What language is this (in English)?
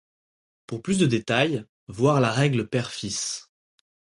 French